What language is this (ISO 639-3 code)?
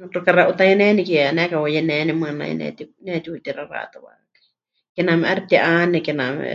hch